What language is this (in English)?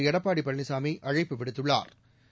Tamil